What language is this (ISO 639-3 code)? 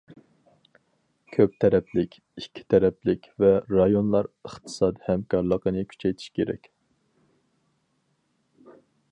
uig